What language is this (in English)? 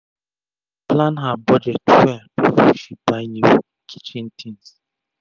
Nigerian Pidgin